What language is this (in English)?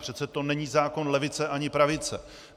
Czech